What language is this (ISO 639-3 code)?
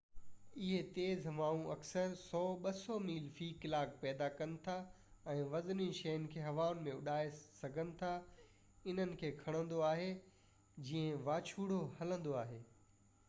snd